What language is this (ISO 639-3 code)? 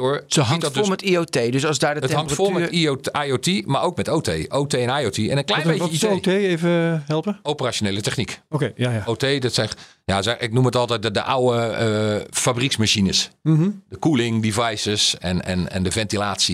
nld